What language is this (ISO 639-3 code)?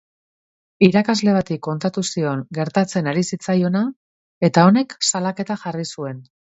eus